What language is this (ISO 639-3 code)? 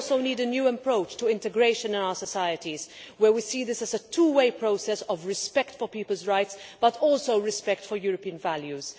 eng